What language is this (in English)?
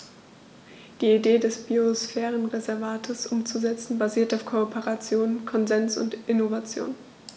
German